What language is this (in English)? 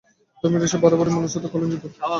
Bangla